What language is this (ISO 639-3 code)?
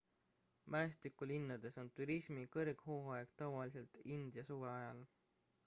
est